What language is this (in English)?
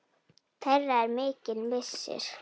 Icelandic